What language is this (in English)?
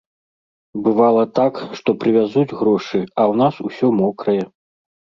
Belarusian